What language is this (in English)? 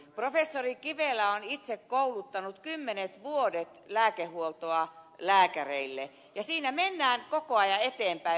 Finnish